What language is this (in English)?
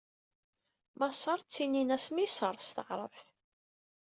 Kabyle